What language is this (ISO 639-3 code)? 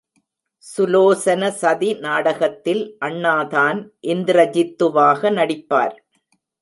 tam